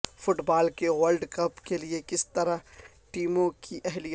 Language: Urdu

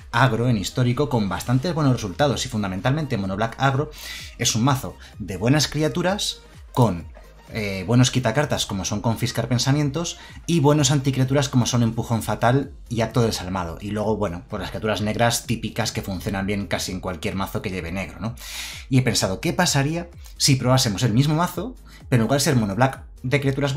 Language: Spanish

